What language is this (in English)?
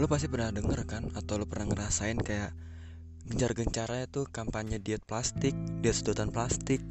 Indonesian